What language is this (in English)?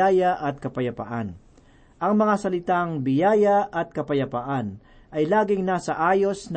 Filipino